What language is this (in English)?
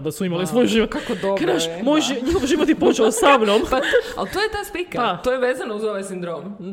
Croatian